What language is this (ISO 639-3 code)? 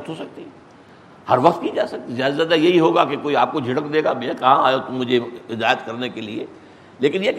urd